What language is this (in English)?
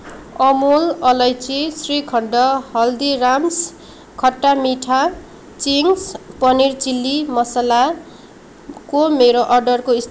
Nepali